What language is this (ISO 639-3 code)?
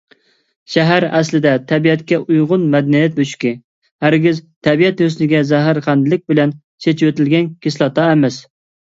uig